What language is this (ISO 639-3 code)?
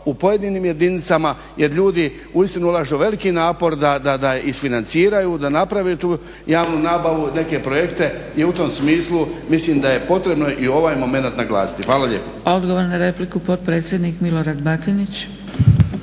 hrv